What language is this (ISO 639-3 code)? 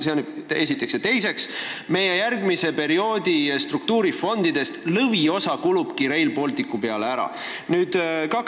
est